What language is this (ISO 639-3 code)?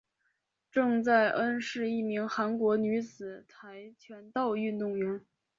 zho